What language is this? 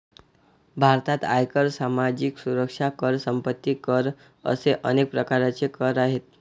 Marathi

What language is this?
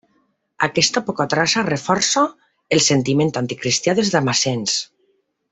Catalan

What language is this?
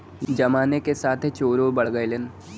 Bhojpuri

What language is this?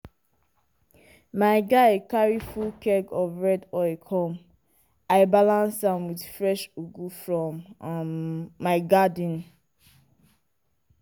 Nigerian Pidgin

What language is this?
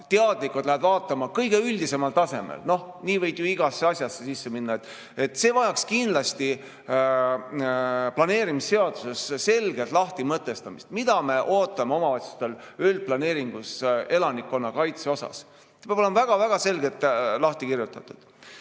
Estonian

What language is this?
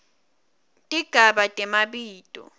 Swati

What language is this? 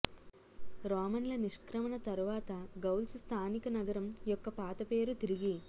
Telugu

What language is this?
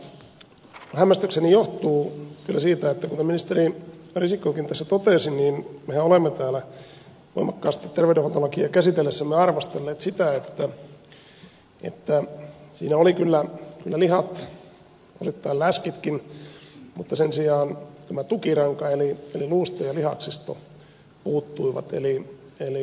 Finnish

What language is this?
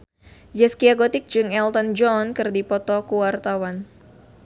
Sundanese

